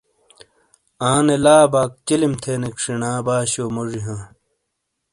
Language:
Shina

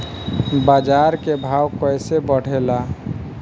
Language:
Bhojpuri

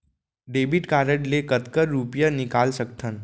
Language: Chhattisgarhi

